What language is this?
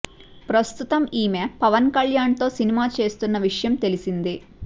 Telugu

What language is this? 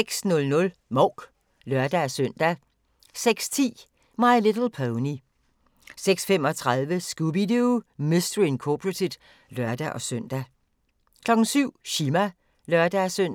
Danish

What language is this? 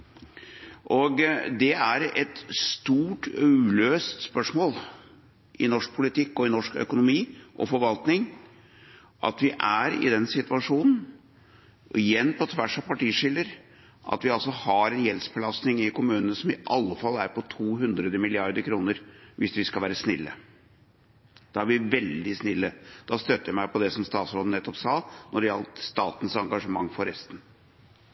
Norwegian Bokmål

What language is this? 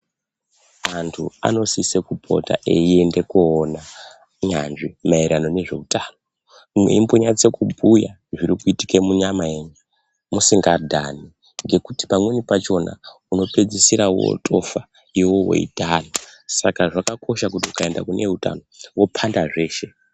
Ndau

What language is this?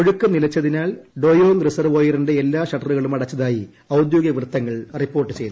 Malayalam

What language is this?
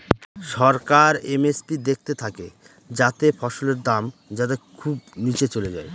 Bangla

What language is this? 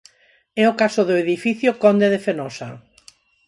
Galician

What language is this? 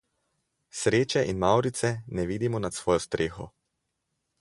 Slovenian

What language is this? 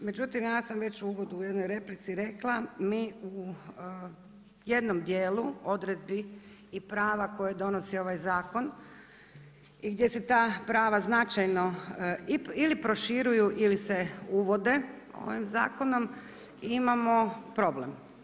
Croatian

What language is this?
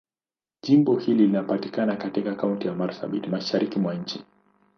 Swahili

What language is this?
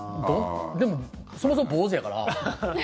Japanese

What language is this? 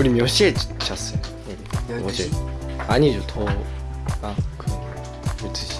Korean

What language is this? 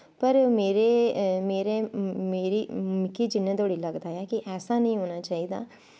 Dogri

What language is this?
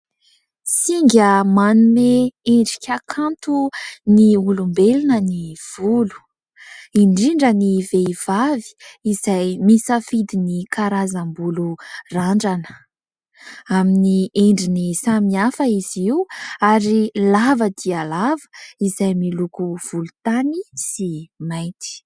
Malagasy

